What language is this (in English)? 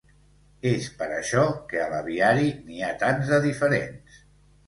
Catalan